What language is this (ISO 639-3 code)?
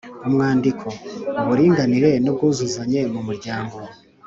kin